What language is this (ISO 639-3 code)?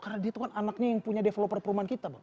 ind